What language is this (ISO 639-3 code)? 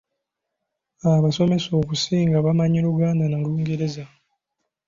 lug